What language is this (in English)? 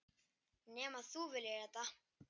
Icelandic